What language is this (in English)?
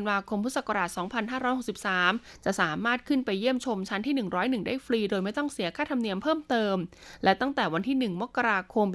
Thai